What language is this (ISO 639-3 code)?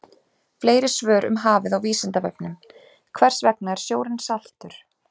isl